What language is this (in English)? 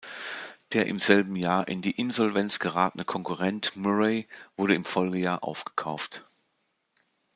German